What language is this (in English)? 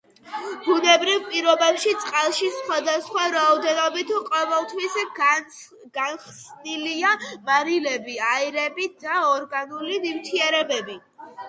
Georgian